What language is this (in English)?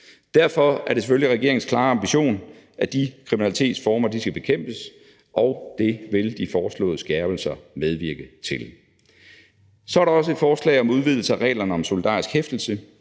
Danish